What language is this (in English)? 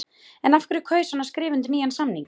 Icelandic